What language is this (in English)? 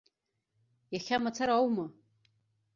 Abkhazian